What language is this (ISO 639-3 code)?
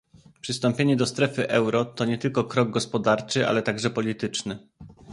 pol